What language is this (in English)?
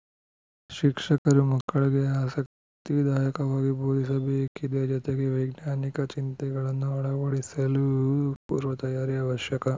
Kannada